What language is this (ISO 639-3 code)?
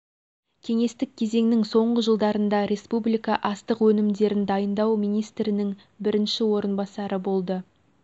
kaz